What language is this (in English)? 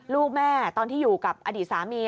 Thai